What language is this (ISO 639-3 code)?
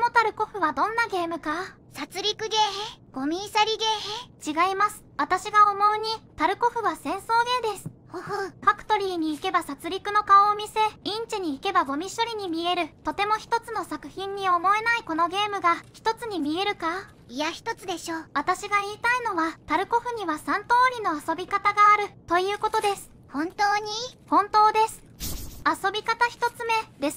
jpn